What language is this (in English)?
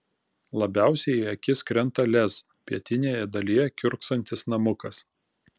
Lithuanian